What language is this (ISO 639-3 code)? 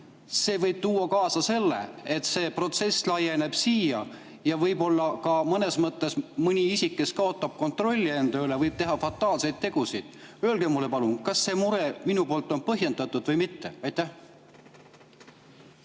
est